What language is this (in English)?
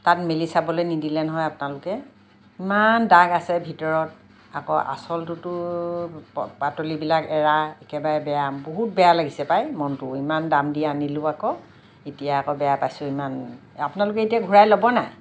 Assamese